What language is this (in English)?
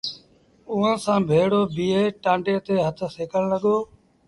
Sindhi Bhil